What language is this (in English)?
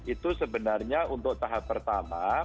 Indonesian